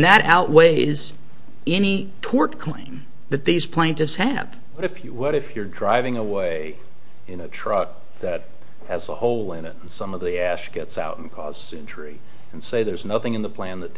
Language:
English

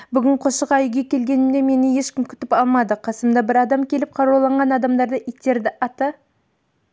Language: Kazakh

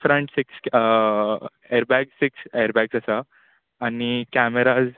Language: Konkani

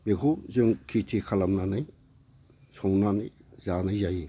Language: Bodo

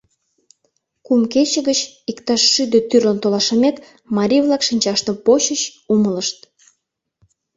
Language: Mari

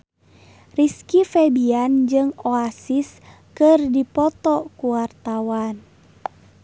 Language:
Sundanese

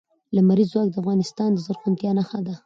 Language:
Pashto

